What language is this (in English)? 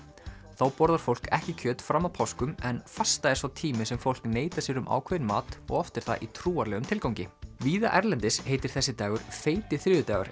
Icelandic